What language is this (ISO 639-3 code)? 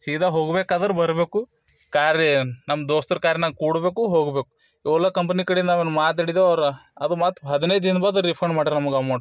kan